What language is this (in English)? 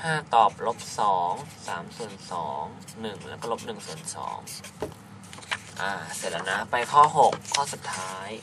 Thai